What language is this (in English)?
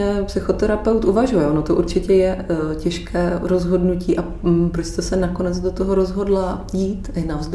Czech